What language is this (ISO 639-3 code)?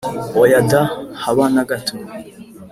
kin